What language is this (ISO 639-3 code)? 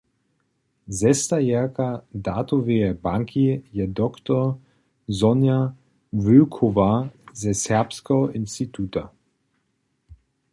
hsb